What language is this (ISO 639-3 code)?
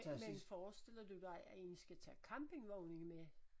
dan